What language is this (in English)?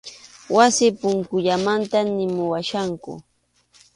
Arequipa-La Unión Quechua